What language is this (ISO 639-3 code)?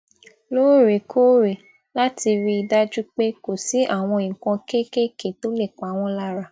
yor